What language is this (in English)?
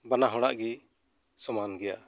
Santali